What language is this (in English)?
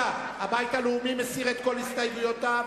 Hebrew